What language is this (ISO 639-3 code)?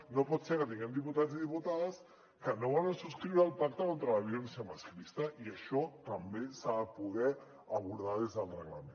cat